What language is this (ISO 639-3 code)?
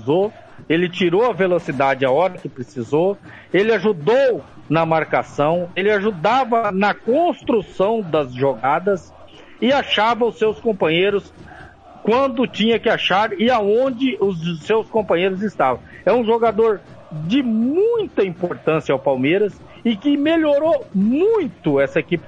por